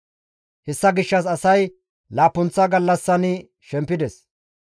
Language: Gamo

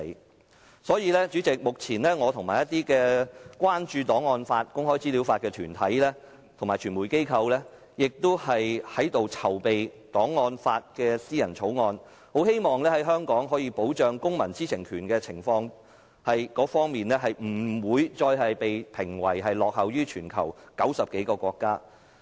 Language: Cantonese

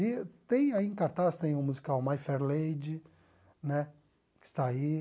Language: Portuguese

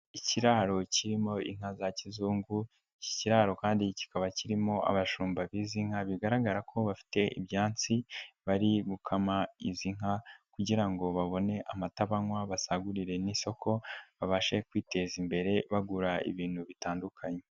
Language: Kinyarwanda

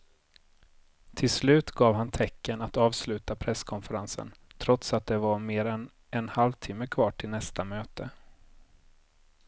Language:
Swedish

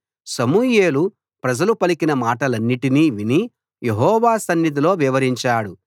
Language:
Telugu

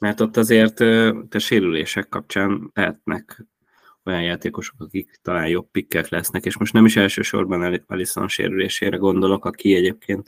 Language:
Hungarian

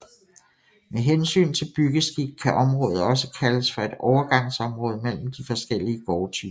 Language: Danish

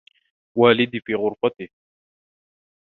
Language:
Arabic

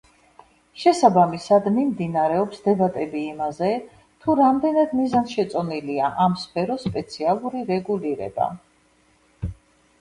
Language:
Georgian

